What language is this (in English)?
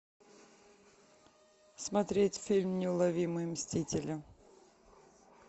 Russian